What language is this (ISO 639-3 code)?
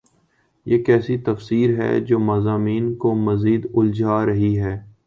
urd